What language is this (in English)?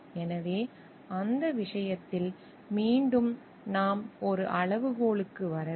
Tamil